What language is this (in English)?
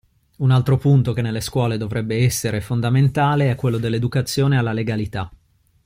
Italian